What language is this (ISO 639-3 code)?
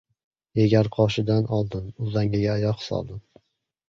uzb